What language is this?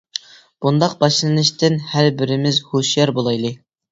Uyghur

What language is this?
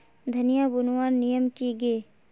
Magahi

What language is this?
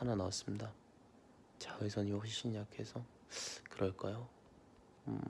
Korean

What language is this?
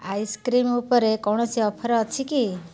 Odia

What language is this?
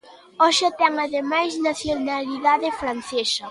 Galician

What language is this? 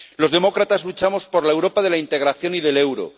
Spanish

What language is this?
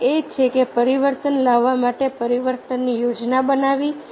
Gujarati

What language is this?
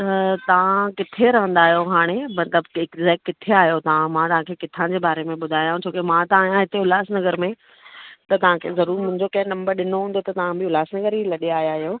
Sindhi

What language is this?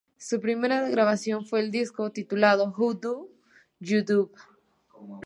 Spanish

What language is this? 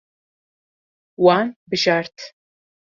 Kurdish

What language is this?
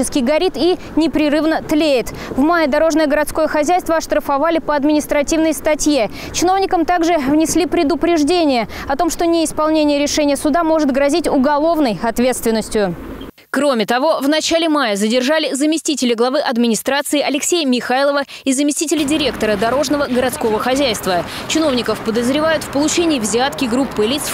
Russian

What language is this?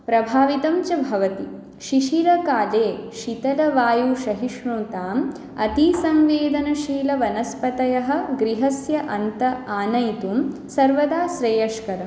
Sanskrit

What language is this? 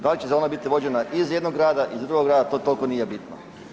Croatian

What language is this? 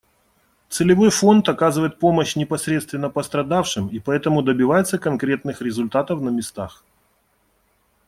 Russian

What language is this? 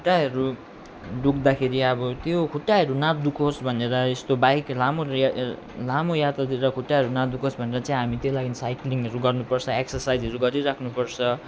Nepali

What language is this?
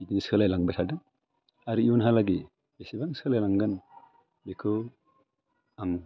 Bodo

